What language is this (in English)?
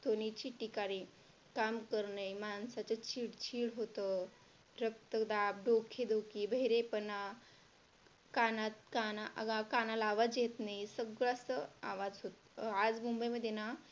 Marathi